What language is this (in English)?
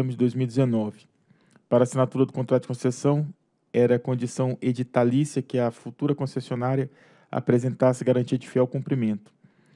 Portuguese